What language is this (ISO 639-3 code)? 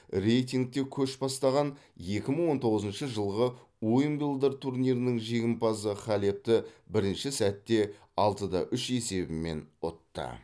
kaz